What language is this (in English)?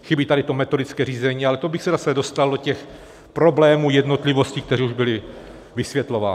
Czech